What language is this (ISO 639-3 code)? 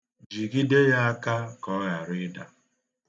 ibo